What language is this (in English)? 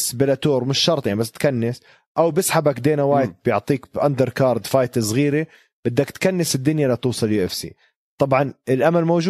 Arabic